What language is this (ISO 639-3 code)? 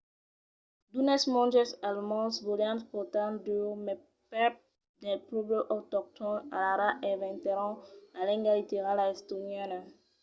oci